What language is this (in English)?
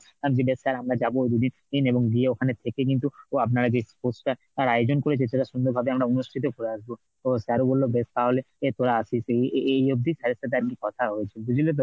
Bangla